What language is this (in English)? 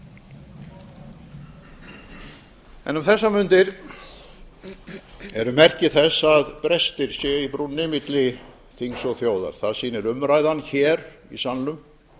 Icelandic